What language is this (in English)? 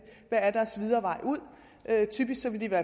Danish